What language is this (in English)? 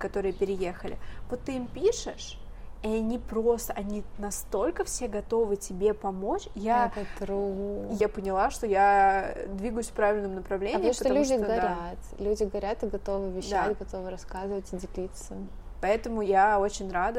Russian